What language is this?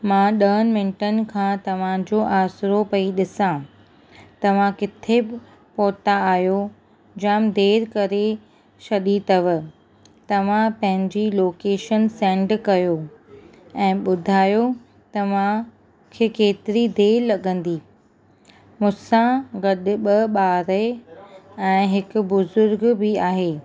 Sindhi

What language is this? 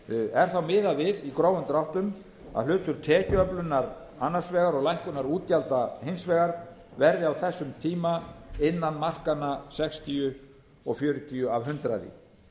Icelandic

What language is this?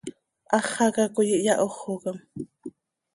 Seri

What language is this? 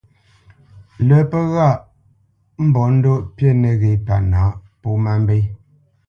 Bamenyam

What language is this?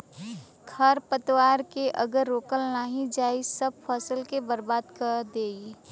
Bhojpuri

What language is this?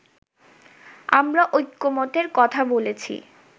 Bangla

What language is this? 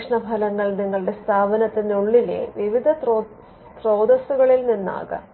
Malayalam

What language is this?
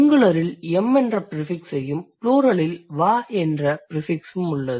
Tamil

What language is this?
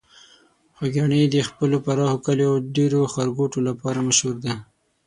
Pashto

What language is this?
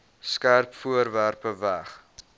Afrikaans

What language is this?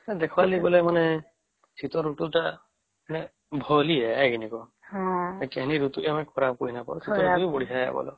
Odia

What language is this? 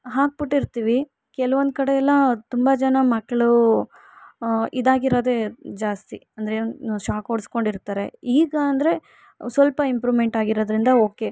Kannada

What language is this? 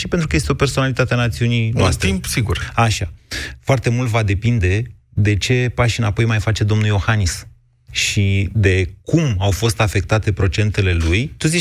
Romanian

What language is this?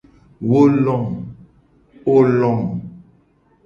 Gen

